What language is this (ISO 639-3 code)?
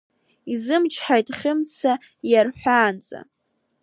abk